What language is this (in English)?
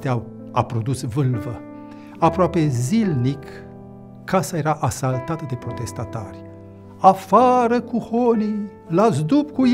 Romanian